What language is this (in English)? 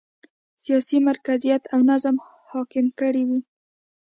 Pashto